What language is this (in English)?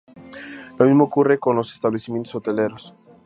Spanish